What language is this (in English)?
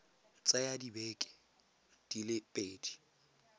Tswana